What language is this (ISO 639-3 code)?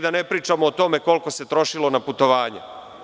srp